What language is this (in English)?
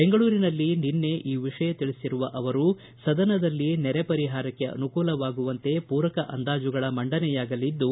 Kannada